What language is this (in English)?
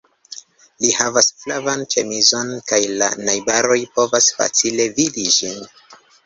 Esperanto